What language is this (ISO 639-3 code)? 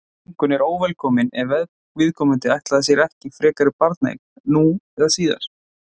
isl